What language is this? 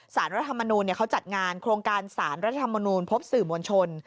Thai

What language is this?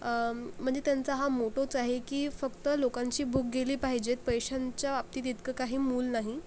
Marathi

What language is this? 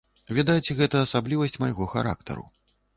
Belarusian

